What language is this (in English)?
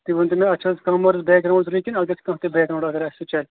Kashmiri